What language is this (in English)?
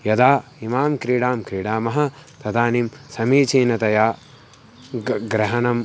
Sanskrit